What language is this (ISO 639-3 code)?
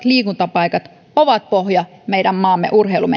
fin